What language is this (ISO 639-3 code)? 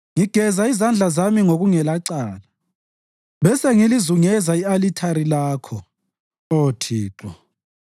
nde